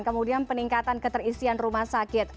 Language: Indonesian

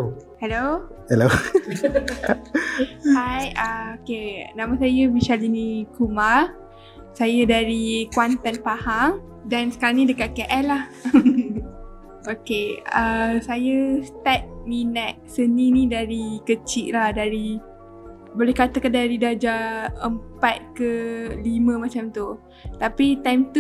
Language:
Malay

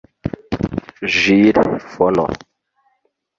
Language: Kinyarwanda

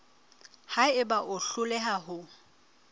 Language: Southern Sotho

